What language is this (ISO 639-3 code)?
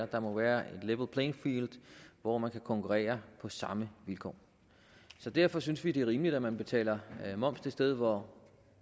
dan